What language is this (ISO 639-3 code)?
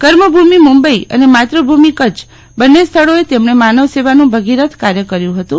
guj